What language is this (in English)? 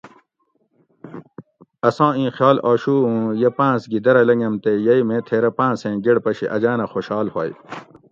Gawri